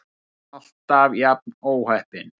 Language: Icelandic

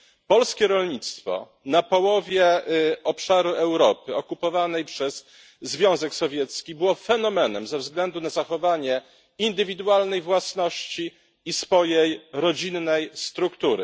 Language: Polish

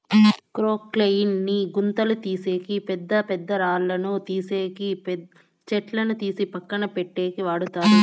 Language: Telugu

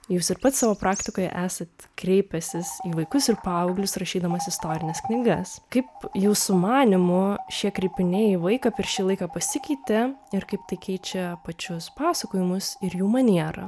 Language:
Lithuanian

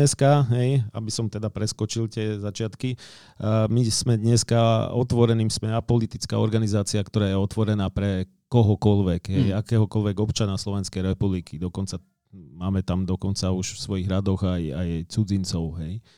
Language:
Slovak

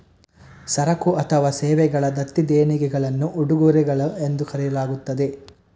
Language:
Kannada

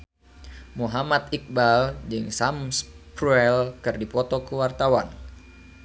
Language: Sundanese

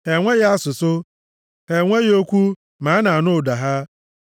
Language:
Igbo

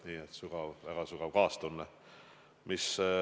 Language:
Estonian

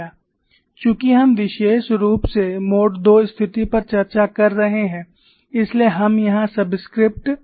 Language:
Hindi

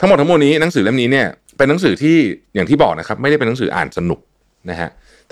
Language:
Thai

